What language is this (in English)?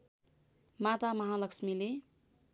Nepali